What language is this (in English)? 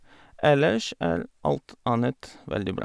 Norwegian